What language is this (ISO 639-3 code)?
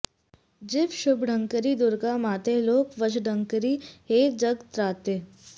san